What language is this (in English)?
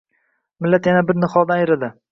Uzbek